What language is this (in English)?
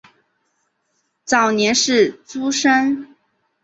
Chinese